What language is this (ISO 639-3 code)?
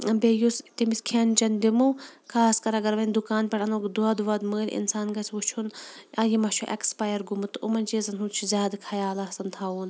kas